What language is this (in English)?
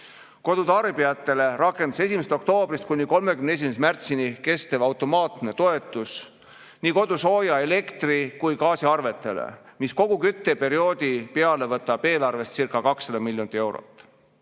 Estonian